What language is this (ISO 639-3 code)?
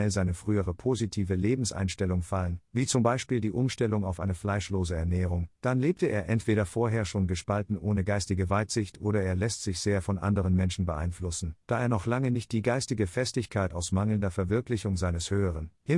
deu